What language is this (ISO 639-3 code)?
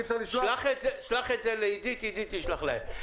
heb